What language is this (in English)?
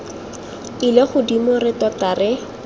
Tswana